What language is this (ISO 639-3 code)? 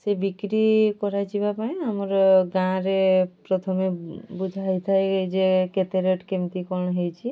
ori